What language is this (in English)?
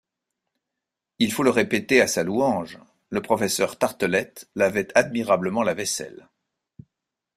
French